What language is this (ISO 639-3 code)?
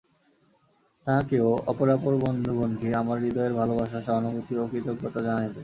ben